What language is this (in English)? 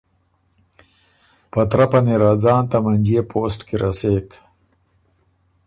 Ormuri